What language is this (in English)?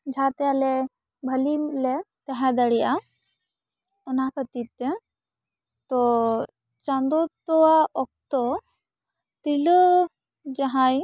Santali